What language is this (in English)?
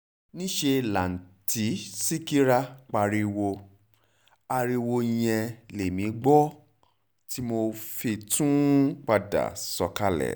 Yoruba